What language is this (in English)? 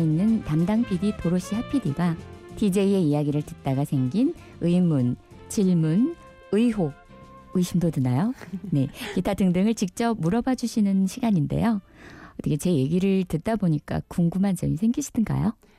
Korean